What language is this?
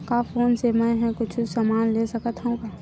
Chhattisgarhi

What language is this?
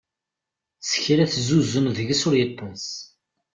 Kabyle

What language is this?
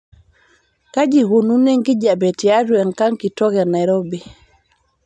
Masai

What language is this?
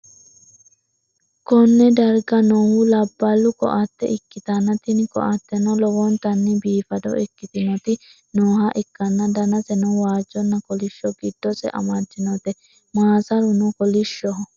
Sidamo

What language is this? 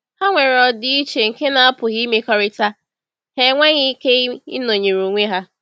Igbo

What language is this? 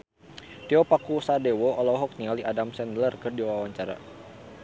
Sundanese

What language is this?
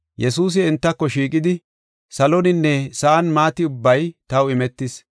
Gofa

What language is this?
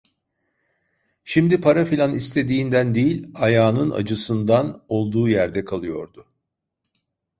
Turkish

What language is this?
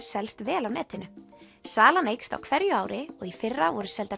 Icelandic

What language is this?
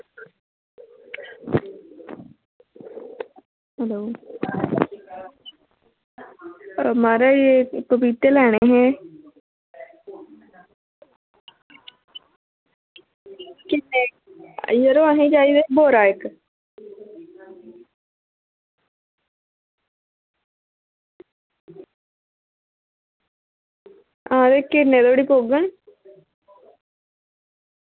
Dogri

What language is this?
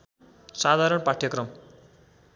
Nepali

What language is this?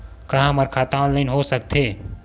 Chhattisgarhi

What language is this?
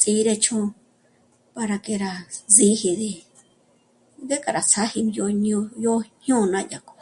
Michoacán Mazahua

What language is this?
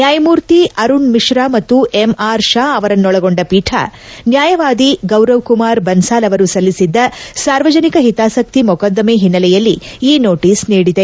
Kannada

